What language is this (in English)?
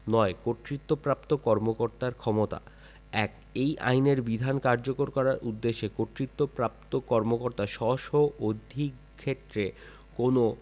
Bangla